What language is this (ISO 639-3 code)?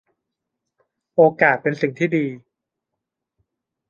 tha